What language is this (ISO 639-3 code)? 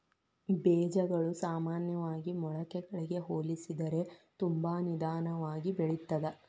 kan